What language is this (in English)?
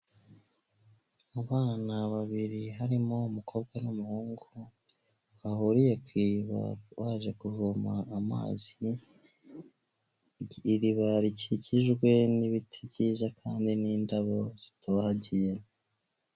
Kinyarwanda